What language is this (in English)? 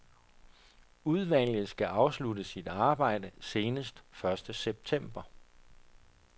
Danish